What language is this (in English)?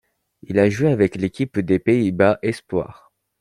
French